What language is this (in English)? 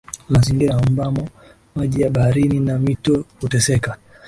Swahili